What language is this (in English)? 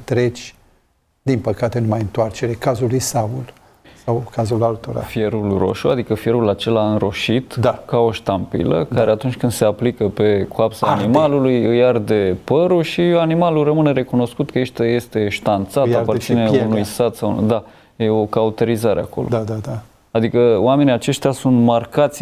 Romanian